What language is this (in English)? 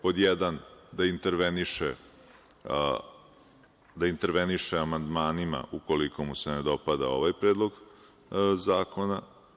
Serbian